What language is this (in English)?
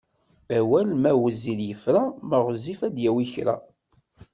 Kabyle